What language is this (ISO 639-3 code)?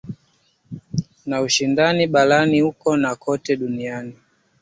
swa